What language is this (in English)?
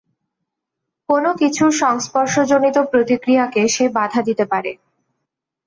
Bangla